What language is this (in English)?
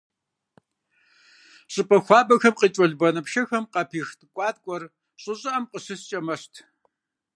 Kabardian